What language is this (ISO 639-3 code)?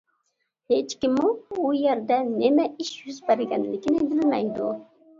uig